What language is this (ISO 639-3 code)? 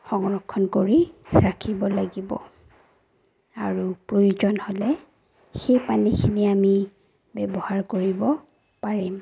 asm